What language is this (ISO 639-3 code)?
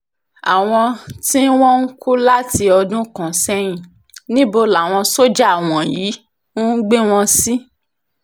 yor